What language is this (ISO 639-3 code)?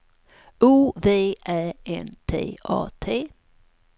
swe